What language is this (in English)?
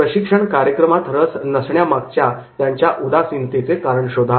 Marathi